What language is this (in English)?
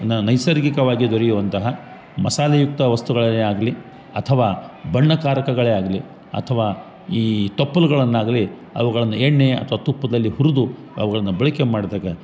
Kannada